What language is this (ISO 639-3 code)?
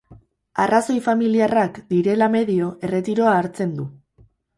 eus